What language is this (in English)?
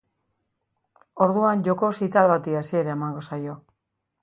Basque